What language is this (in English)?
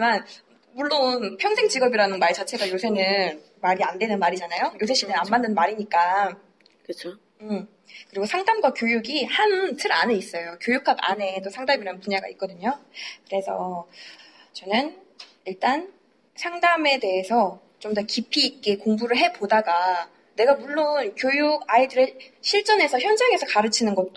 Korean